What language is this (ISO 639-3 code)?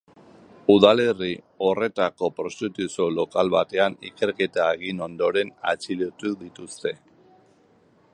eus